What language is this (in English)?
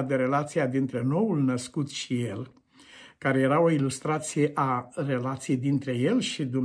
Romanian